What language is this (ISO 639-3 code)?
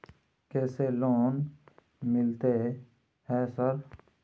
mai